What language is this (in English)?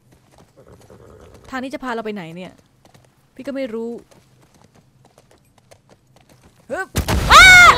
Thai